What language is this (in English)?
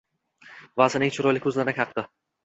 Uzbek